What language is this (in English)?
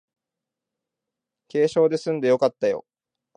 Japanese